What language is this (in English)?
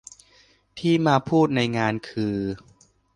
Thai